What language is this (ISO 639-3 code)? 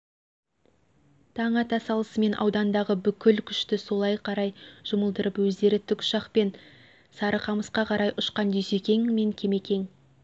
kaz